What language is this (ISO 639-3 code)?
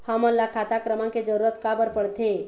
hne